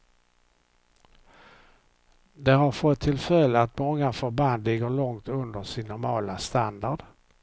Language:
Swedish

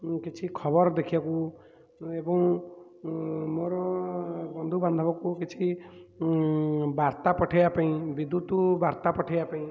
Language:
Odia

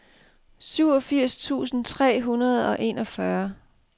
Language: Danish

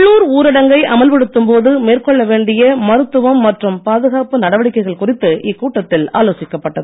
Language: Tamil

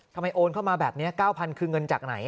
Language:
Thai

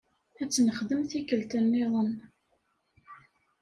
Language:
Kabyle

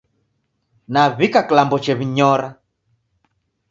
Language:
Taita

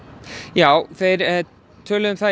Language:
Icelandic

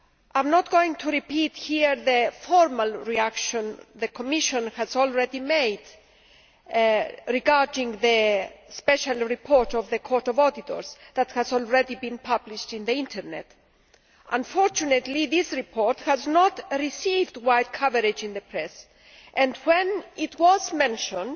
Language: English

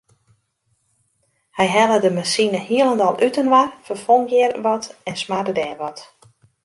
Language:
Western Frisian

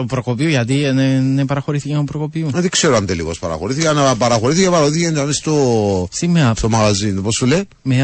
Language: Greek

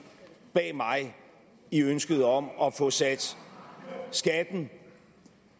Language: Danish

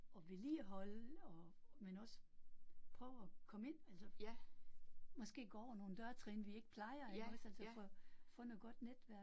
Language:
Danish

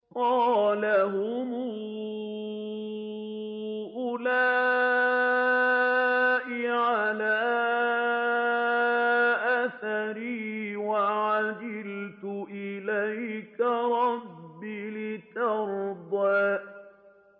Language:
Arabic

